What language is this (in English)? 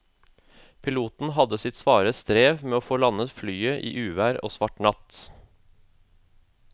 Norwegian